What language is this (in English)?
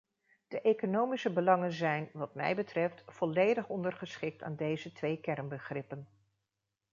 Dutch